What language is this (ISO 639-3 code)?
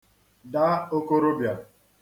ibo